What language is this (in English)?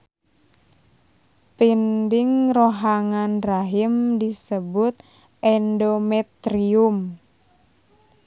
Sundanese